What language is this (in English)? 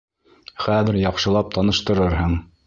Bashkir